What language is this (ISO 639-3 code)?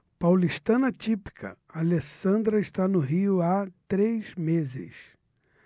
por